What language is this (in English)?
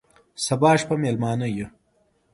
Pashto